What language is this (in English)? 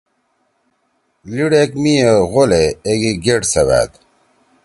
Torwali